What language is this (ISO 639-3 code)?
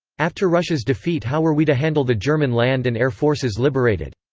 eng